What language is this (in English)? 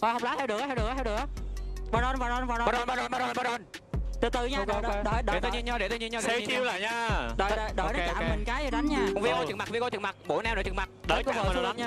Vietnamese